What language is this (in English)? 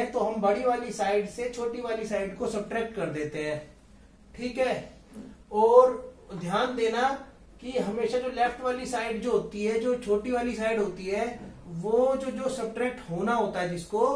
Hindi